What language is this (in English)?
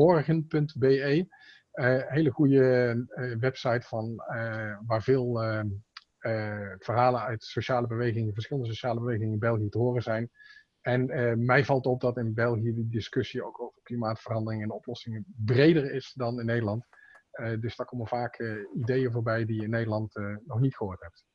Dutch